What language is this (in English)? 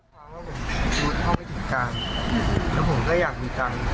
Thai